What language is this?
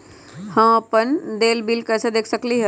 Magahi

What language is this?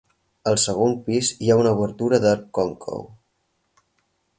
Catalan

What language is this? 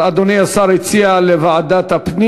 Hebrew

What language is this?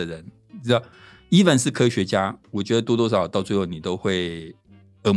Chinese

